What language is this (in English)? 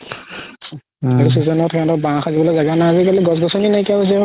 Assamese